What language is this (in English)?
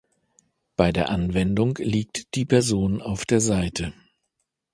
German